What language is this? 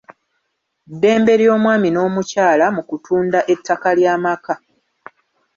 Ganda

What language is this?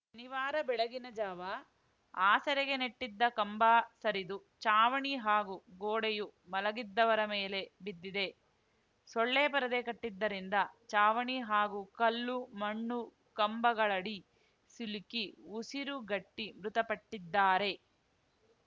Kannada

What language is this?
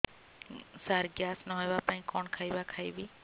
Odia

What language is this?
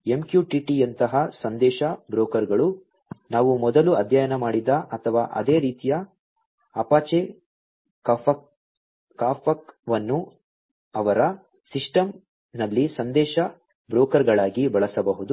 Kannada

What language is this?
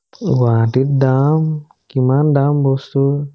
Assamese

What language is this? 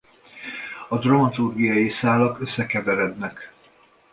Hungarian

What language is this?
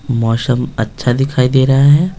Hindi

